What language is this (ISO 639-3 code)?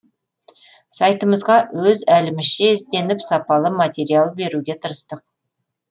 kaz